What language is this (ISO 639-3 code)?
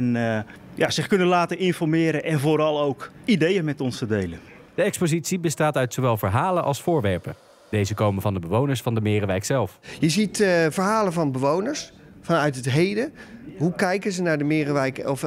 nld